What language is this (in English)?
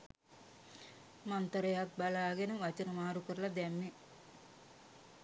Sinhala